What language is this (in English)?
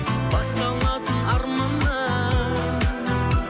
Kazakh